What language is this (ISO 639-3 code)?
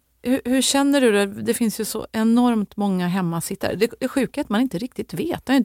swe